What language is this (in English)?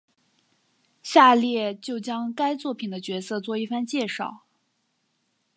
Chinese